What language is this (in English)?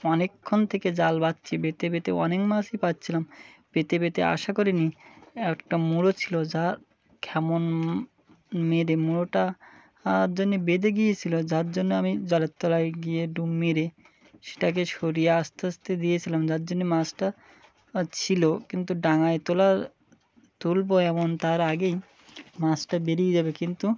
Bangla